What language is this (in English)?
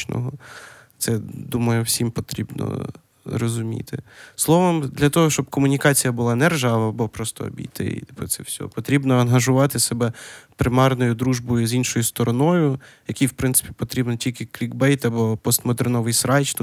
Ukrainian